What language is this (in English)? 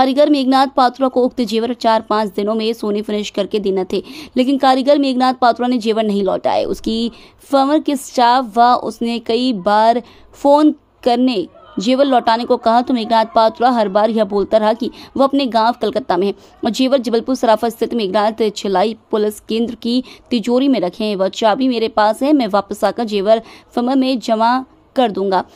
Hindi